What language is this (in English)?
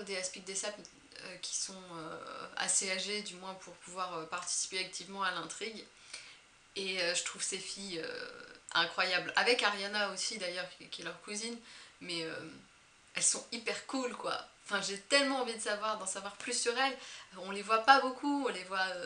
French